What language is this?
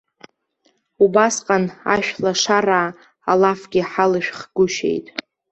Abkhazian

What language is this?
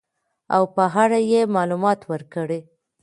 Pashto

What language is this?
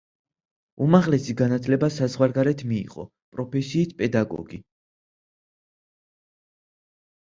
Georgian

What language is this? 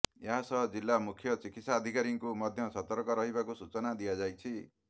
Odia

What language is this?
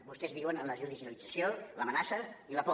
Catalan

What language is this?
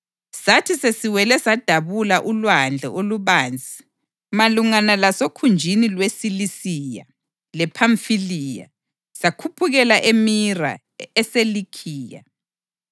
North Ndebele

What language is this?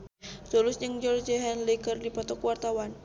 Sundanese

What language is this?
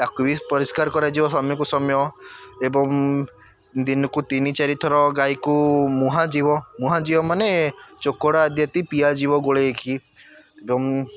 Odia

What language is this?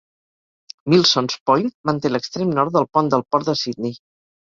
Catalan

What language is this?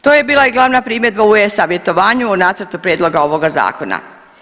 Croatian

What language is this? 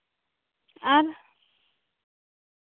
Santali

